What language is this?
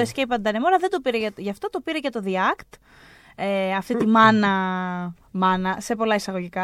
Greek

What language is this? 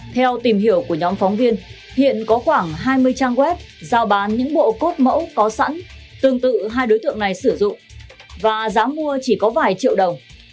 Vietnamese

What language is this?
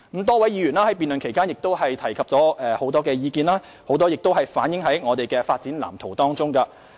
Cantonese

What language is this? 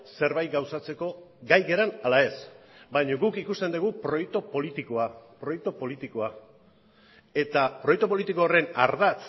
Basque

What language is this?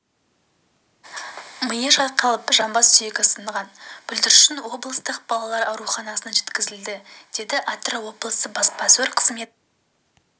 Kazakh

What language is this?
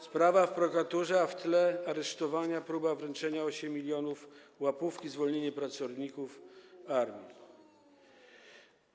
Polish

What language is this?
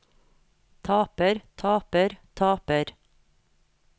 Norwegian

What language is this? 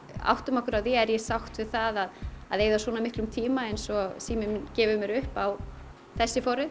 Icelandic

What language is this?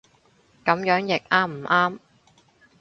Cantonese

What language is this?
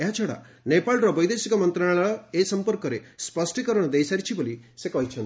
Odia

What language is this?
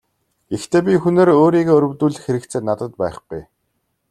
Mongolian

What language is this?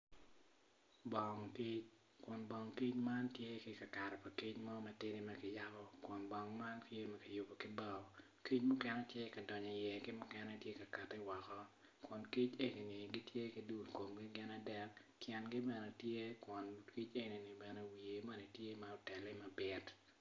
Acoli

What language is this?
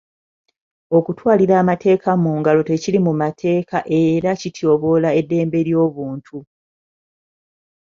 Ganda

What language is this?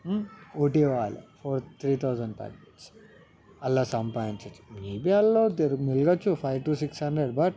Telugu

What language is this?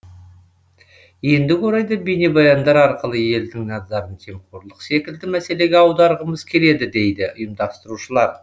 Kazakh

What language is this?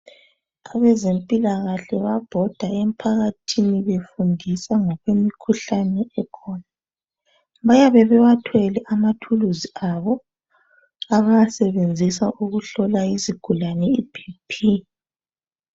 North Ndebele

